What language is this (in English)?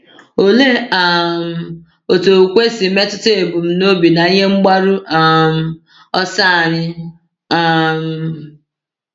Igbo